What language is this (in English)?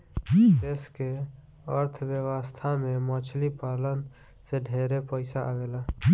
Bhojpuri